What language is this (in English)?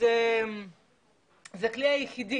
Hebrew